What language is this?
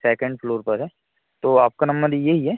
Hindi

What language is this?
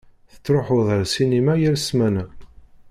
Kabyle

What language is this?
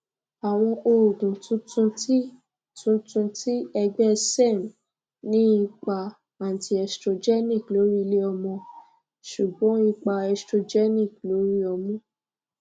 Yoruba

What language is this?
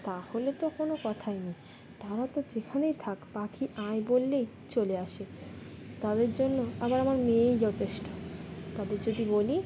Bangla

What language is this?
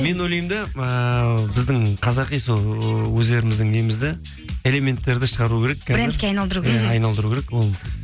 Kazakh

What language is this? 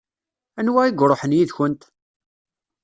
Kabyle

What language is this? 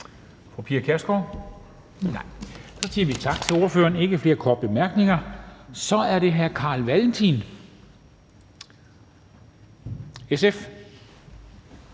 Danish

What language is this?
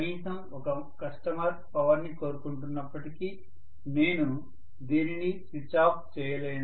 Telugu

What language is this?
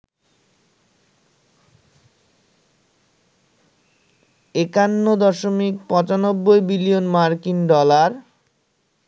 Bangla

